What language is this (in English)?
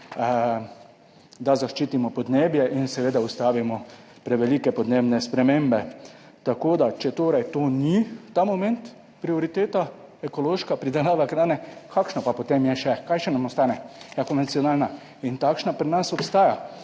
Slovenian